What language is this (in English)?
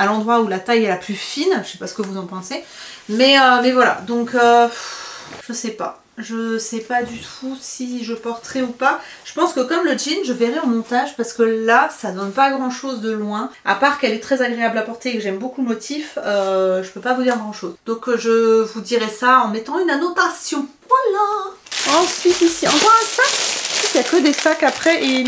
French